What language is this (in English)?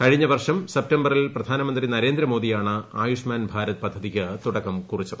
Malayalam